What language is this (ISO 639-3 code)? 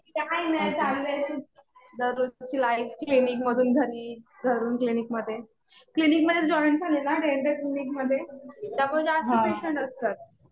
mar